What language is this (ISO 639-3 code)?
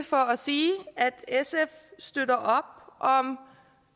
dan